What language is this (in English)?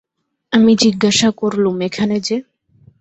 Bangla